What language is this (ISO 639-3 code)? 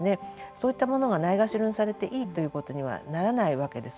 jpn